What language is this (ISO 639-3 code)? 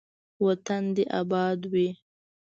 pus